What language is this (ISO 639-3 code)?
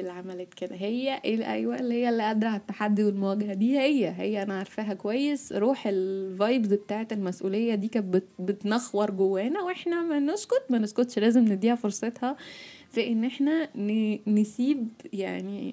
ara